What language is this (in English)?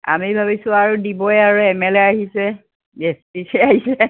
Assamese